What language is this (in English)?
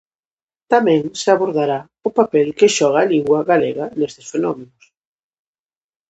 Galician